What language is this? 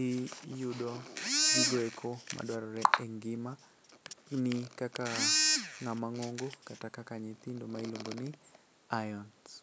Luo (Kenya and Tanzania)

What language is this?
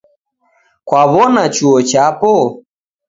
Taita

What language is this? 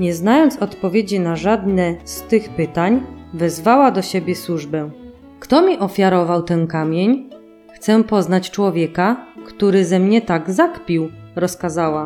Polish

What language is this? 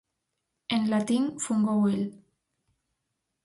Galician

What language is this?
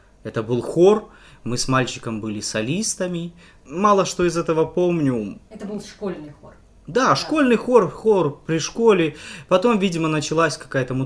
Russian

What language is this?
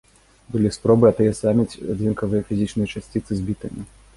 Belarusian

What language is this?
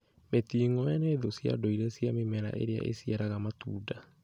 Kikuyu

